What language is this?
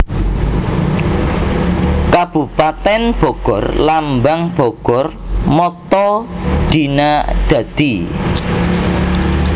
Javanese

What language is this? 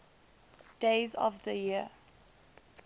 English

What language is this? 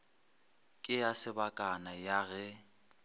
Northern Sotho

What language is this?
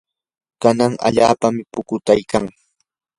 Yanahuanca Pasco Quechua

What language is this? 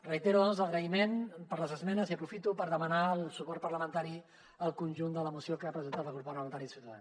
Catalan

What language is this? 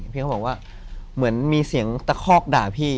Thai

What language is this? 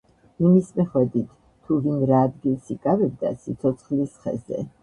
Georgian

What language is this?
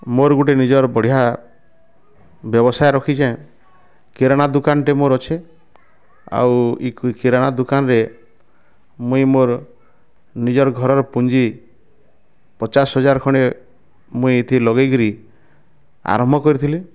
Odia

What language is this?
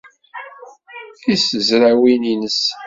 Kabyle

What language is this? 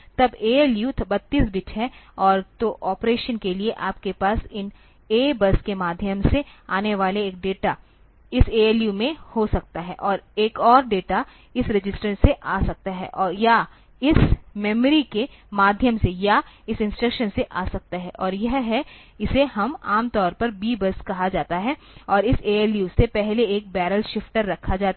Hindi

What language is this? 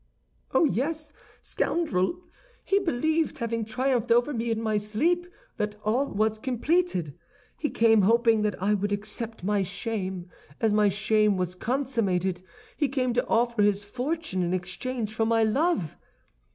English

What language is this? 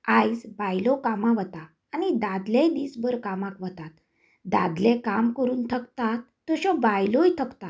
Konkani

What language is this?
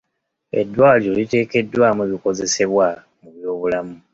Ganda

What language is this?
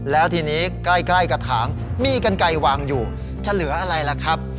Thai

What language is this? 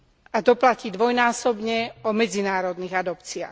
Slovak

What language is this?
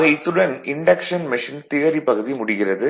Tamil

